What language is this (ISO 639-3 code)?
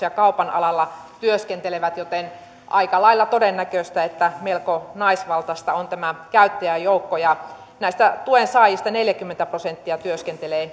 fin